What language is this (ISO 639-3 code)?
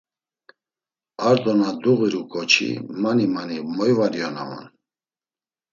lzz